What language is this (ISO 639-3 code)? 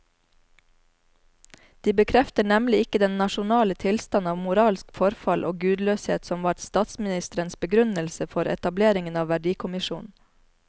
nor